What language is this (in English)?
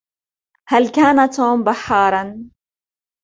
Arabic